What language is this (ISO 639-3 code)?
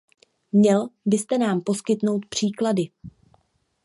ces